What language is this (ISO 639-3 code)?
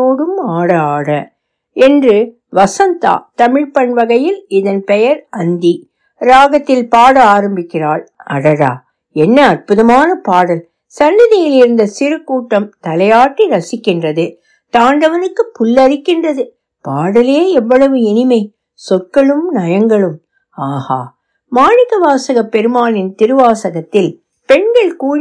tam